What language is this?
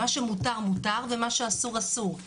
Hebrew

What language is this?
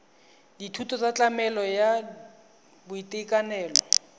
Tswana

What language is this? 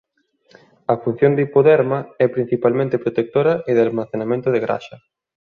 Galician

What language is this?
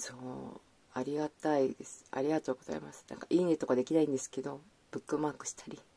Japanese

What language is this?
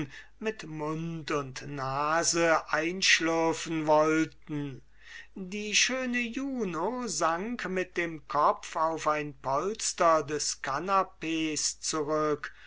German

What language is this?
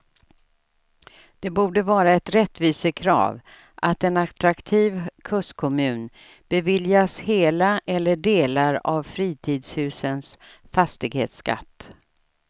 Swedish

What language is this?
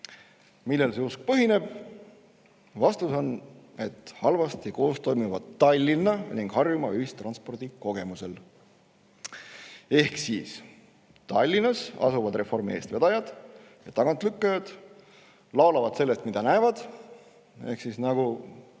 Estonian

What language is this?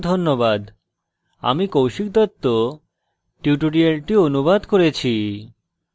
Bangla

